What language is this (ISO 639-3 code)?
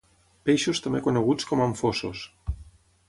cat